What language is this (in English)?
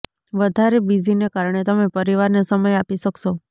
Gujarati